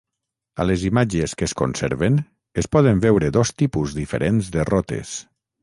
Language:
Catalan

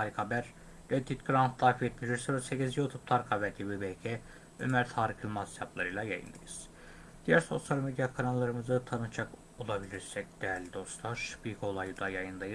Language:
Turkish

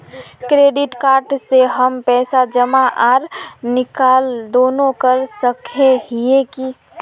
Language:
Magahi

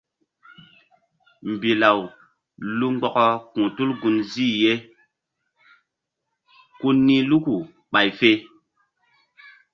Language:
Mbum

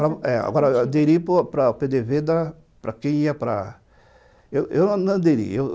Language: Portuguese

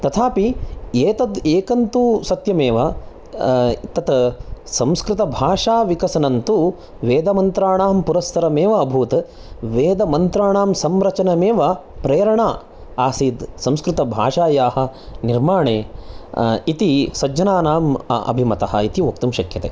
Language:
Sanskrit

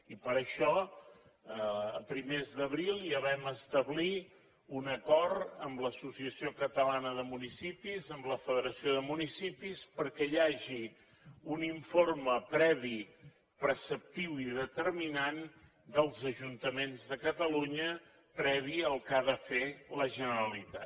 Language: Catalan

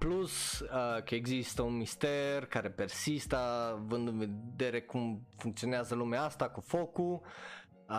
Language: Romanian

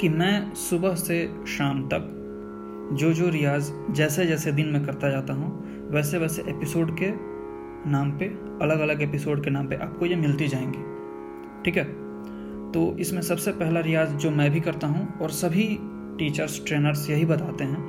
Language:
Hindi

